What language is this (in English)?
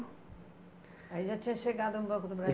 Portuguese